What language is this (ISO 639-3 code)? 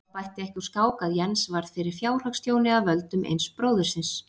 isl